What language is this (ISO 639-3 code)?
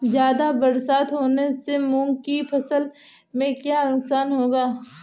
hin